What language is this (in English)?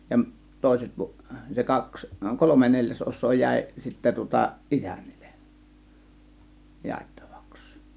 Finnish